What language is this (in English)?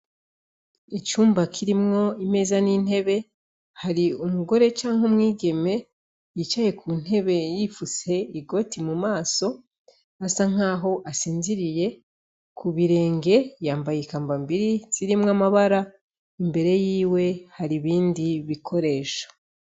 Rundi